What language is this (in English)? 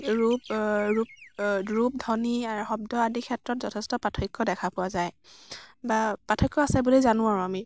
Assamese